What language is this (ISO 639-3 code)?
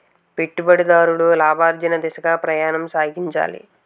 tel